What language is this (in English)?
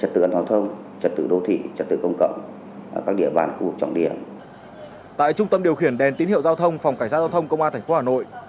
Vietnamese